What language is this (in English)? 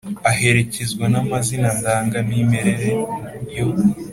Kinyarwanda